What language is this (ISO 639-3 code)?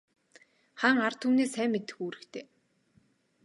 mon